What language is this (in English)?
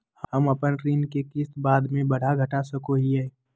Magahi